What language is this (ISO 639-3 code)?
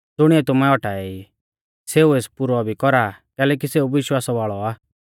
bfz